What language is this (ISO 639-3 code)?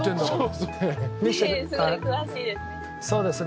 jpn